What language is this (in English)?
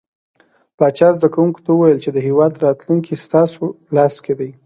Pashto